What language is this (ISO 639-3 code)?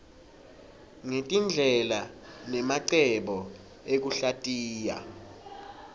ssw